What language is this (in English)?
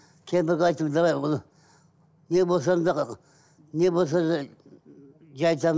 Kazakh